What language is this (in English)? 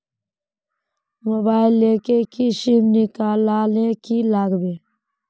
Magahi